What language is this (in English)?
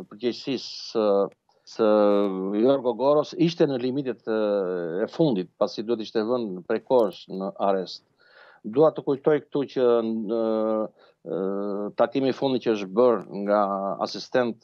Romanian